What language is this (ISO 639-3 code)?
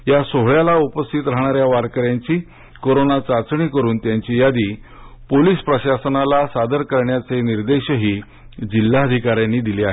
mar